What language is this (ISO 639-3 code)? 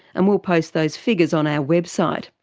eng